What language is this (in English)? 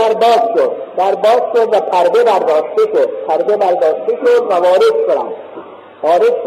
Persian